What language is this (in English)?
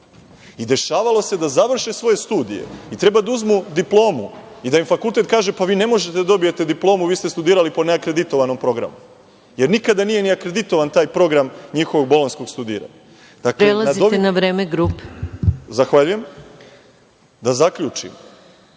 Serbian